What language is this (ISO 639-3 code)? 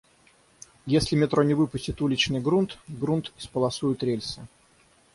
rus